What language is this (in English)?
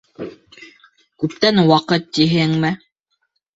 Bashkir